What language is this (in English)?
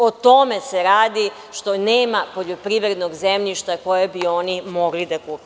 Serbian